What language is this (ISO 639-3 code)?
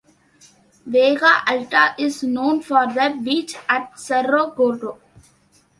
eng